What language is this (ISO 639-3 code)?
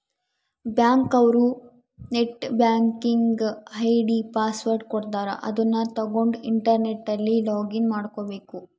kan